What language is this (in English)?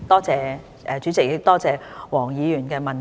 Cantonese